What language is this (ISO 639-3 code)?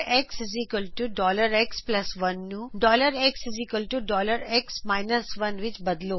pan